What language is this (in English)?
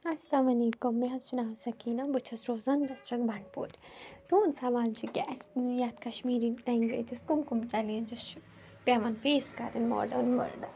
Kashmiri